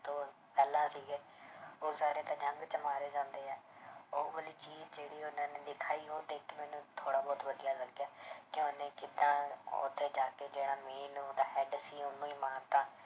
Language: Punjabi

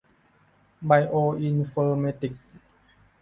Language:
Thai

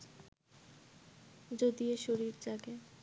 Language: Bangla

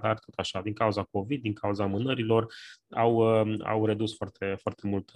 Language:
Romanian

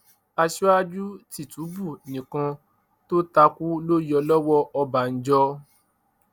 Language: Yoruba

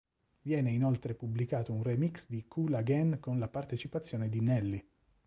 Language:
Italian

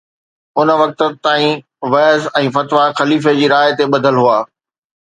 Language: Sindhi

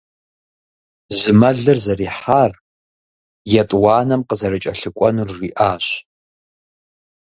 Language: Kabardian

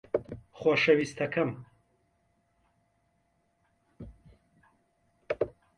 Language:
Central Kurdish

